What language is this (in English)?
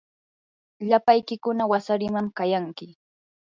Yanahuanca Pasco Quechua